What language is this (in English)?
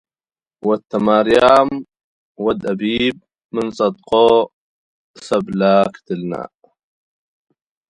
Tigre